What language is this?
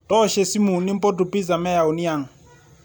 Masai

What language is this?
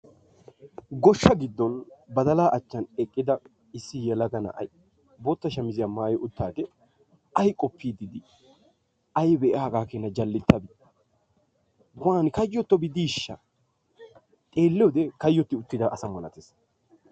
Wolaytta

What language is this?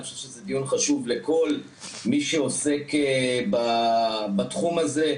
Hebrew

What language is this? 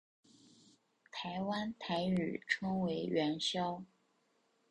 Chinese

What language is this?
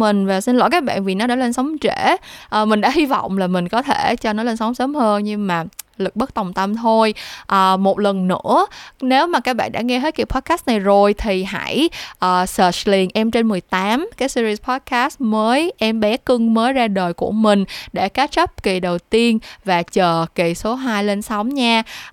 Vietnamese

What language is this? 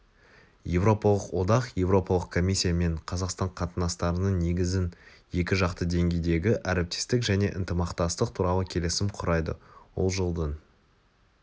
Kazakh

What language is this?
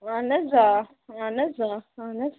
Kashmiri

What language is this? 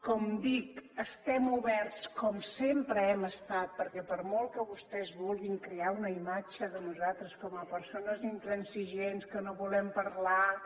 Catalan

